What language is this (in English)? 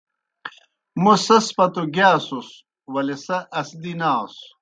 Kohistani Shina